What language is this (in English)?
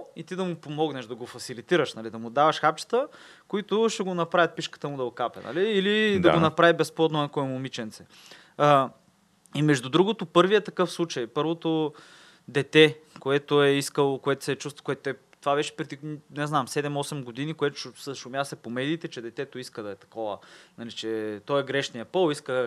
Bulgarian